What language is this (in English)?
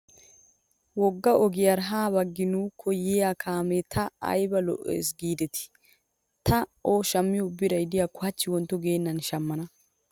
Wolaytta